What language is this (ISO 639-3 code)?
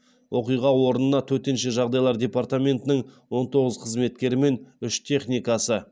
kaz